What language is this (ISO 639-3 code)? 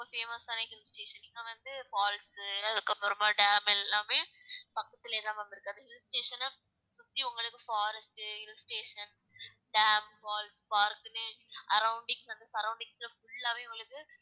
tam